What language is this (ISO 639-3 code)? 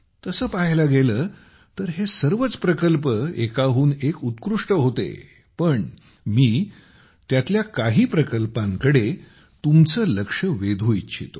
mar